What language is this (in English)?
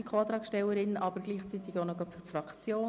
Swiss German